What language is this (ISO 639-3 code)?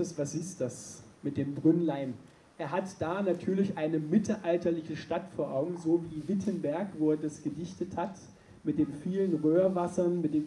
deu